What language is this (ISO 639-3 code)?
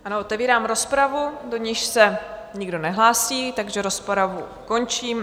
ces